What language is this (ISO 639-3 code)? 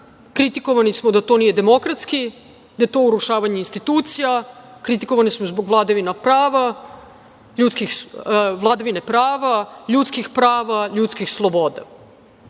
srp